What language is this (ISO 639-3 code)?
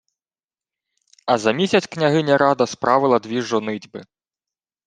ukr